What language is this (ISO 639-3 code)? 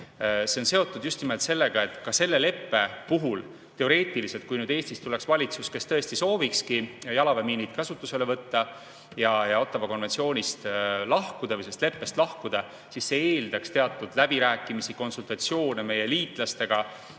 est